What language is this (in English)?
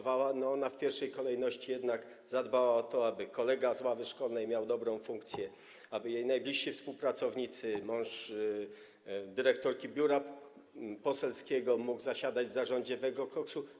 Polish